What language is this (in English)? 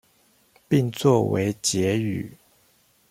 Chinese